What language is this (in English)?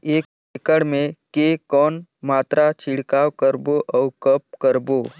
Chhattisgarhi